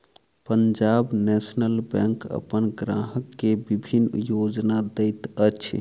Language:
Maithili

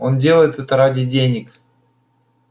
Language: Russian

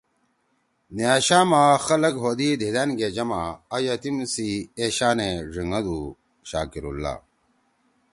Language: Torwali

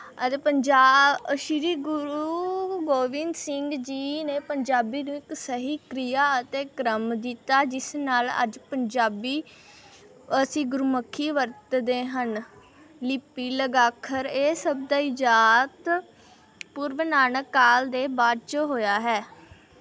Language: Punjabi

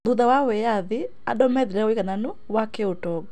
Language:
Kikuyu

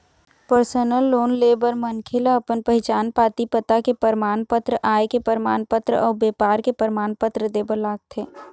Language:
Chhattisgarhi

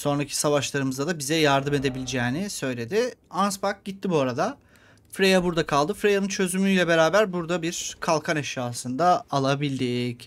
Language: Turkish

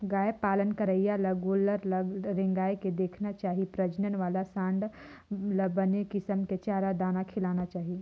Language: Chhattisgarhi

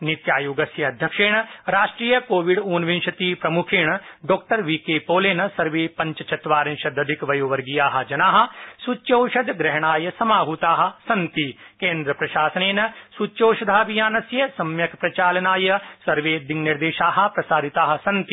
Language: Sanskrit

